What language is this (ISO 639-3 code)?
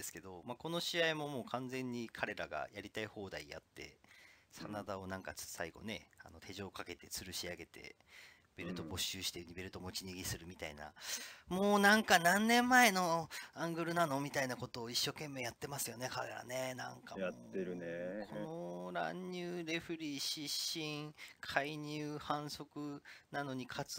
jpn